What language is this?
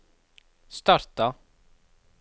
Norwegian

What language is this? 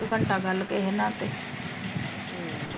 Punjabi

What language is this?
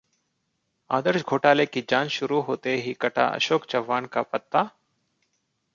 Hindi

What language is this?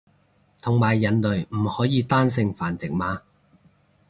Cantonese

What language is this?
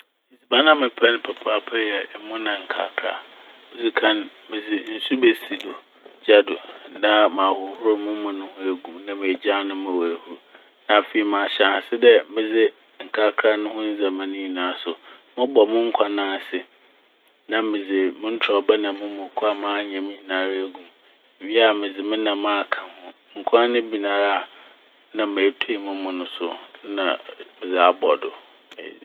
Akan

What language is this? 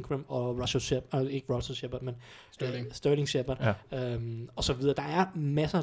Danish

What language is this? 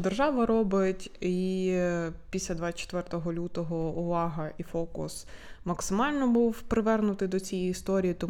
Ukrainian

